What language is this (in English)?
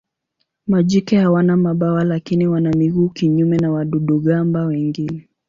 Swahili